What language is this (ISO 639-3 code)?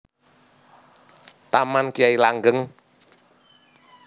jav